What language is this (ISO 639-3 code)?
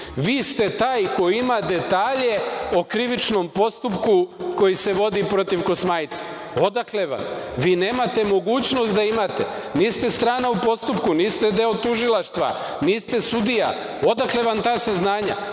srp